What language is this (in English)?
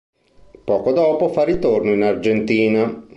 Italian